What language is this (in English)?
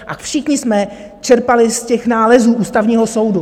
Czech